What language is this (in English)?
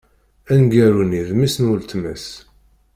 Kabyle